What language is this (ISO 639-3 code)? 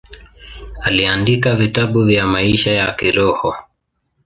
swa